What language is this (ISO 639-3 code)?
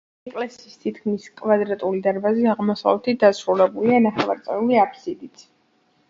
kat